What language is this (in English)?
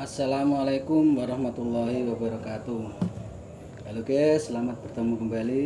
Indonesian